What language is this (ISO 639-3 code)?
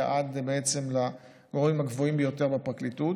heb